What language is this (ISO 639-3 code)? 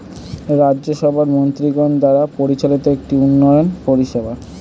ben